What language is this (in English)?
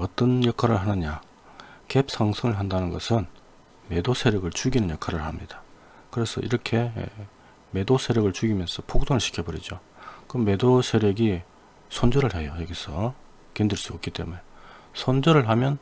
Korean